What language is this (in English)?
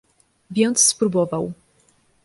Polish